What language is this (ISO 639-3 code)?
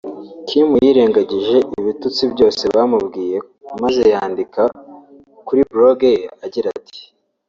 kin